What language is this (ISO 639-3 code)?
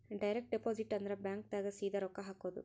kan